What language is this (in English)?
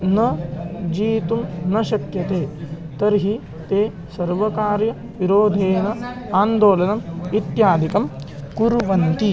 Sanskrit